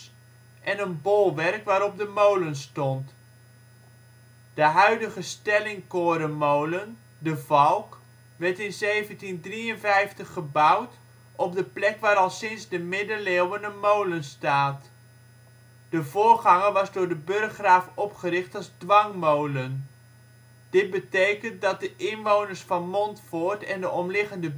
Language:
Dutch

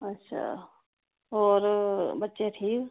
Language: Dogri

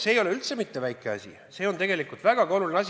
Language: Estonian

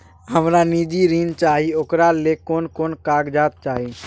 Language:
Maithili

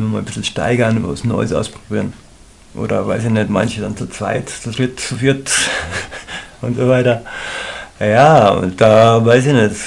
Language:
German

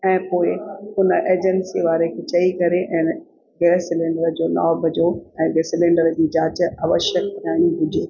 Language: Sindhi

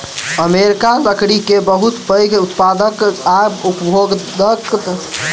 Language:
Maithili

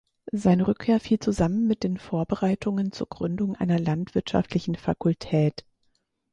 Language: German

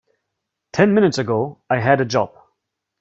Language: English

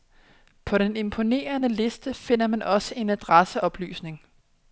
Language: Danish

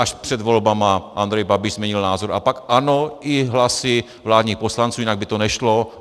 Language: Czech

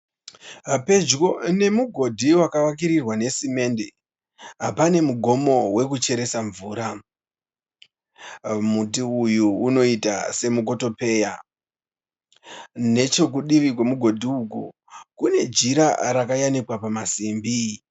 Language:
Shona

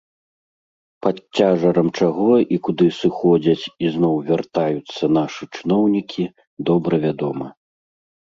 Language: Belarusian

